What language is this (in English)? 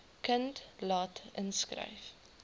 Afrikaans